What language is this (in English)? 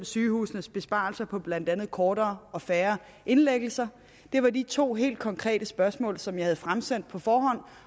Danish